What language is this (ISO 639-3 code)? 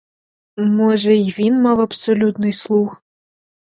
ukr